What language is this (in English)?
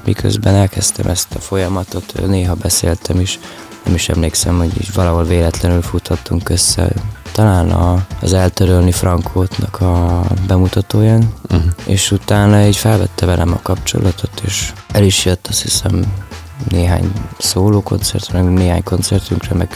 Hungarian